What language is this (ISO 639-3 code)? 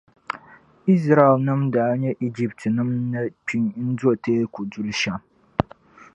dag